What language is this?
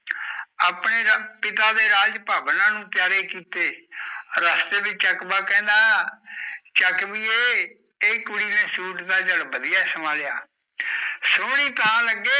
Punjabi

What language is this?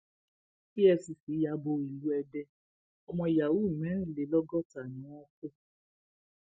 Yoruba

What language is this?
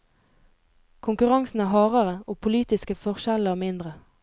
Norwegian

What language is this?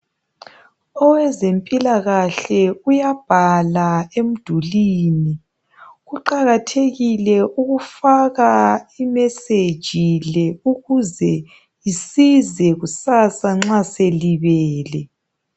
North Ndebele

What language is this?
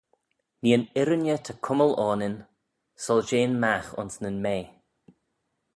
Manx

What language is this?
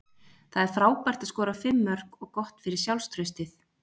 Icelandic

